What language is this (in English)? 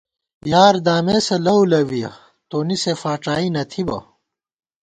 Gawar-Bati